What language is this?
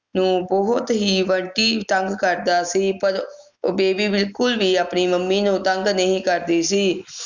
Punjabi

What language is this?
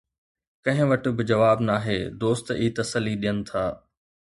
Sindhi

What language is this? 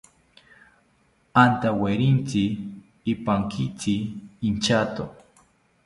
South Ucayali Ashéninka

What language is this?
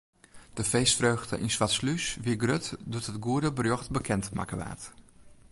Western Frisian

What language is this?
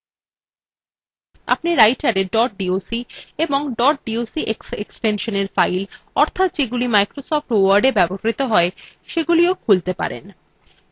Bangla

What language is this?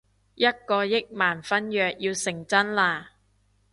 Cantonese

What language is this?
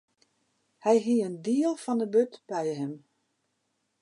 Western Frisian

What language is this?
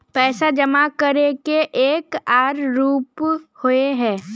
Magahi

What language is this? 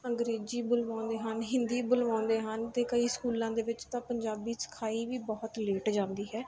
Punjabi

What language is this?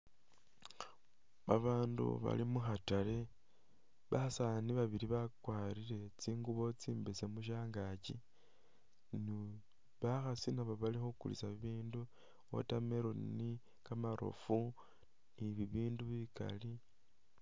Masaaba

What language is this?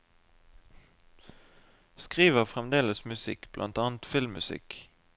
Norwegian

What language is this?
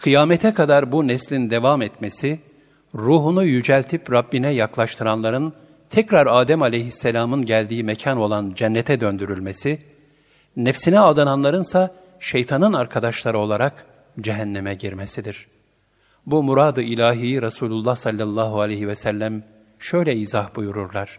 Turkish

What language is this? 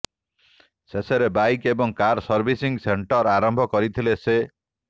Odia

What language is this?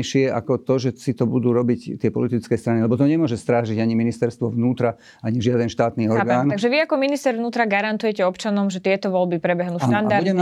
Slovak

